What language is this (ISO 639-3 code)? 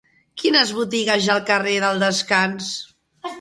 cat